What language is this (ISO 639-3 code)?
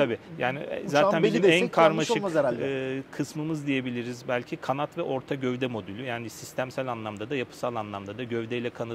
tur